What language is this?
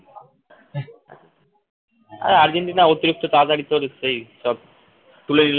Bangla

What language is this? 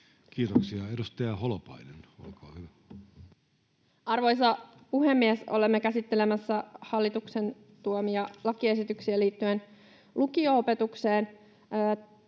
Finnish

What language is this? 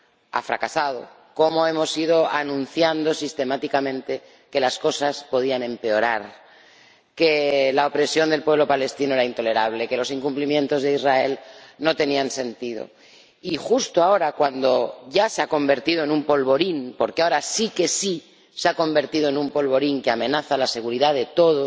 Spanish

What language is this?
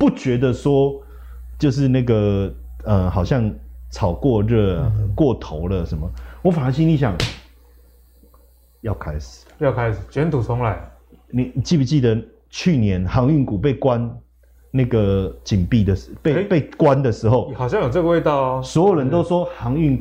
Chinese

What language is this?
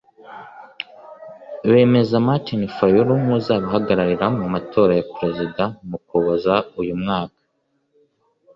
Kinyarwanda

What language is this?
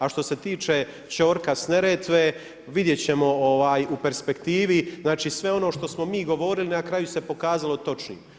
Croatian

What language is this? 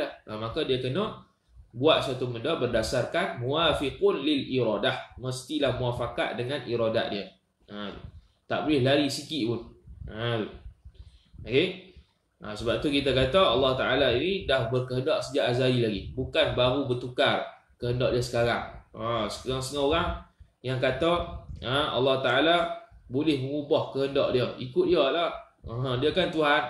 Malay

